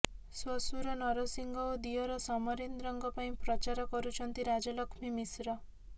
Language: Odia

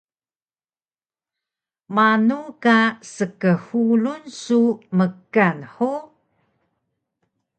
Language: Taroko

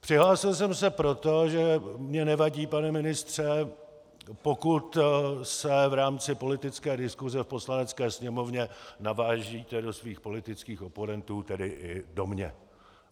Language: Czech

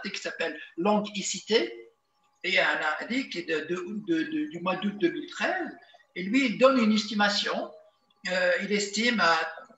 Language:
French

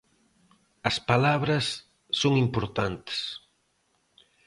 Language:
Galician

